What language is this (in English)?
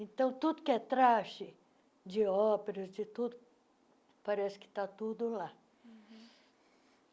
Portuguese